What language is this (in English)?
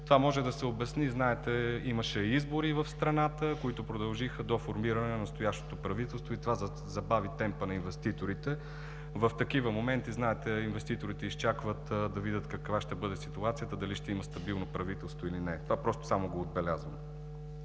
Bulgarian